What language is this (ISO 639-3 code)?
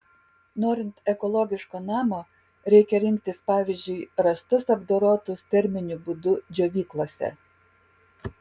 lit